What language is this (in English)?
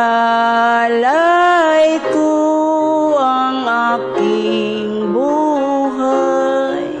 Filipino